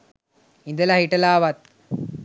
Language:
Sinhala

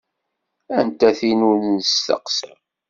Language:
Kabyle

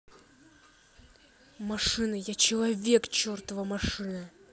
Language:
Russian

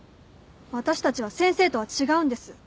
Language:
Japanese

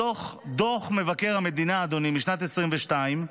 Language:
Hebrew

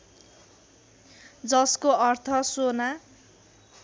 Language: Nepali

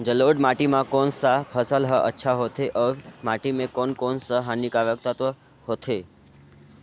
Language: Chhattisgarhi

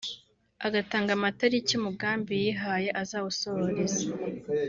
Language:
Kinyarwanda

